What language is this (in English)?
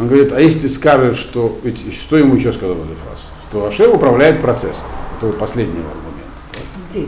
Russian